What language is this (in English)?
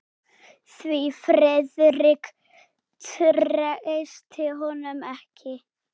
Icelandic